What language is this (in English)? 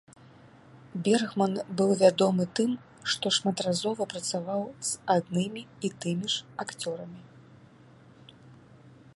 Belarusian